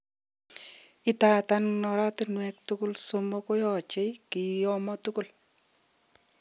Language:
Kalenjin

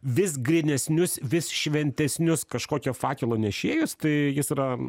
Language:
Lithuanian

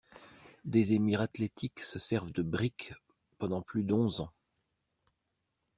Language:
French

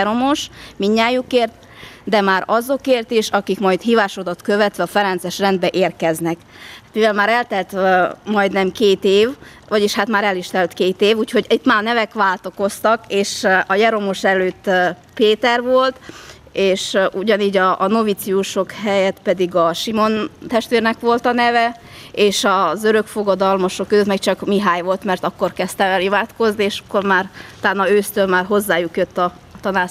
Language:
Hungarian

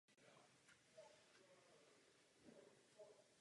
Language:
Czech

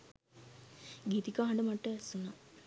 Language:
Sinhala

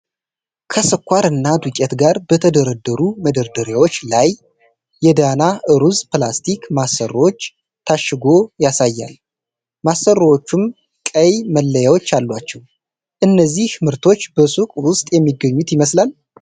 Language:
Amharic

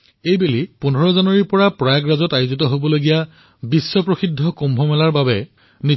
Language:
Assamese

